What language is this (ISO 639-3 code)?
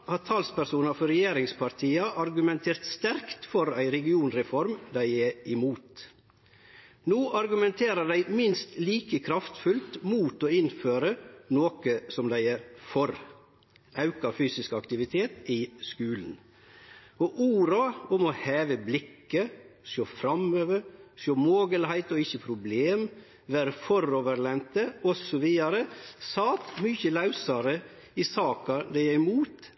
nno